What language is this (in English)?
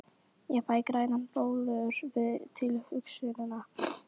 Icelandic